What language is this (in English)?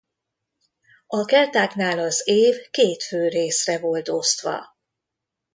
Hungarian